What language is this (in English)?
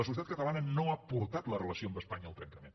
Catalan